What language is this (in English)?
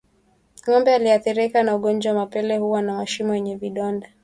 Swahili